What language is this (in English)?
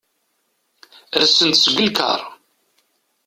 Kabyle